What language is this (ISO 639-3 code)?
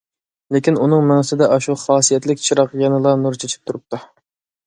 uig